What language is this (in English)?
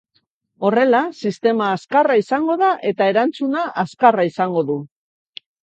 Basque